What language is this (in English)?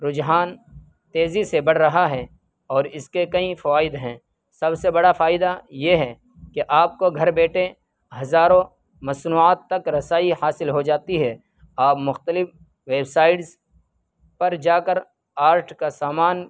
Urdu